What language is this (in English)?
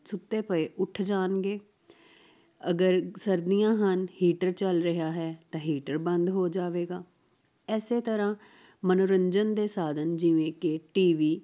Punjabi